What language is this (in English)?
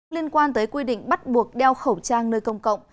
Vietnamese